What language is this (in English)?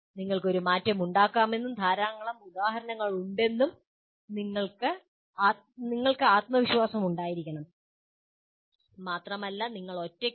Malayalam